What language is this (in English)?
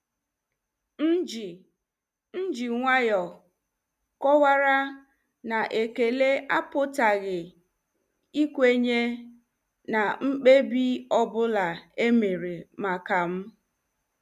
Igbo